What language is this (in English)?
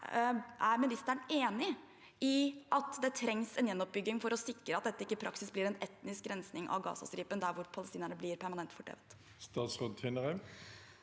Norwegian